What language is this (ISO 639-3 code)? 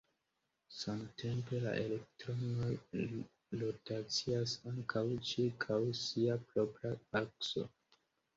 epo